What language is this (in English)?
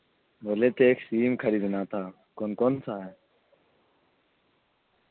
Urdu